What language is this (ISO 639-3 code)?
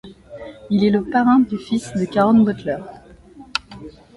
fra